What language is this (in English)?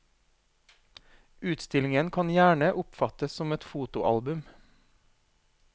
Norwegian